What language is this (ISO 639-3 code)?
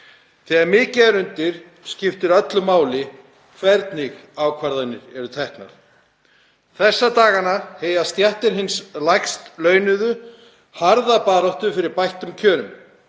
isl